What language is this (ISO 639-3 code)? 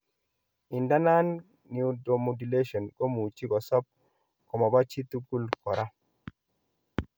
kln